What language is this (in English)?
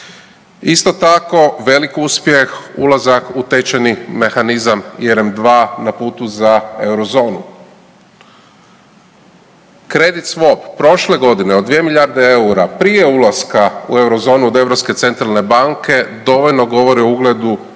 Croatian